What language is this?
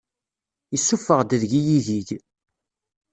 Kabyle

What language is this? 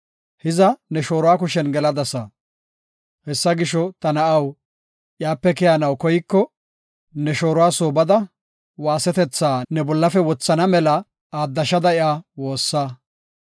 Gofa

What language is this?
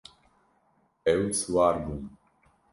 Kurdish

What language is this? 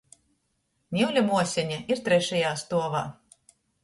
Latgalian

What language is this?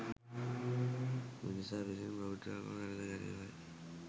Sinhala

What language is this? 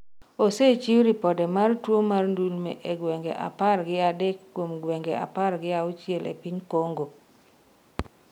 Luo (Kenya and Tanzania)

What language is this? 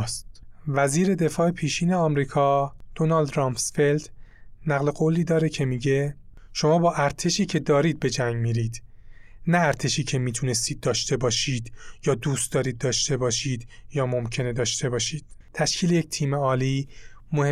Persian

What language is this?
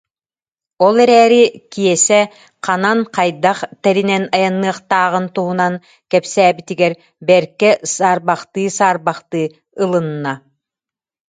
Yakut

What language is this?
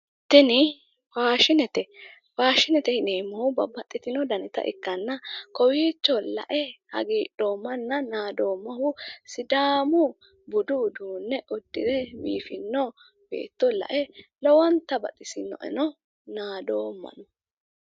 Sidamo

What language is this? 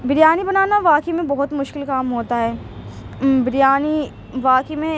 Urdu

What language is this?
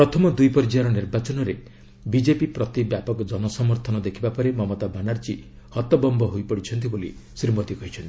Odia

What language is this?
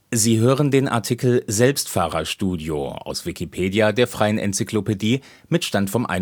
German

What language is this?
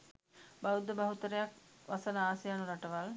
Sinhala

